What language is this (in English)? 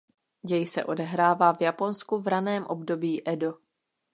Czech